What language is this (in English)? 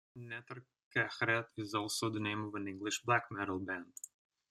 English